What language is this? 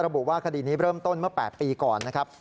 Thai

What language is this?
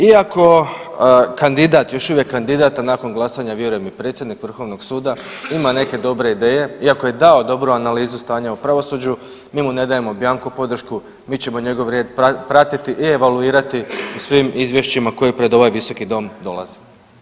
Croatian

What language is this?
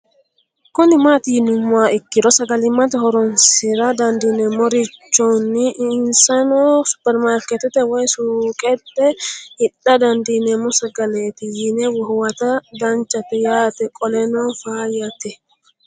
Sidamo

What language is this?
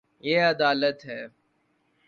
Urdu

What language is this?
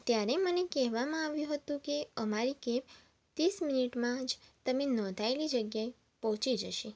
Gujarati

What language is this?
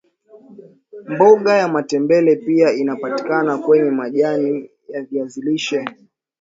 Swahili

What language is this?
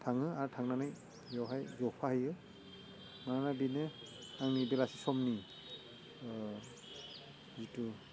Bodo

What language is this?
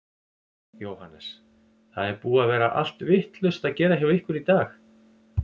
Icelandic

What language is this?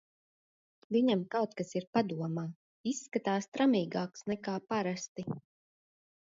Latvian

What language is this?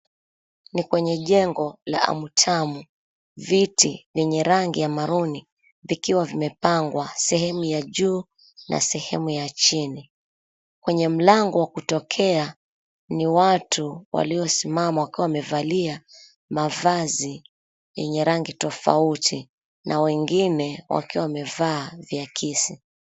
Swahili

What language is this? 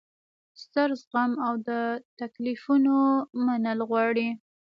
Pashto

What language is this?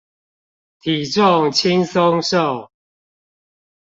Chinese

